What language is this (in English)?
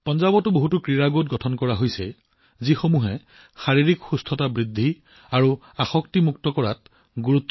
Assamese